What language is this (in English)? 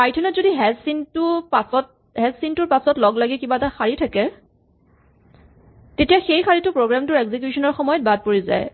Assamese